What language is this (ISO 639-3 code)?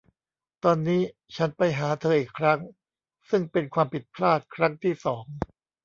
tha